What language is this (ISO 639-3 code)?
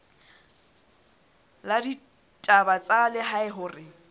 sot